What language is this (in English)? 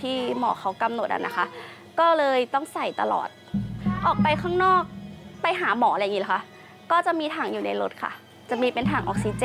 Thai